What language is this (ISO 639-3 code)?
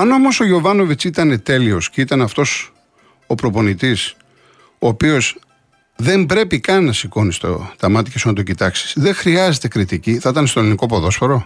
ell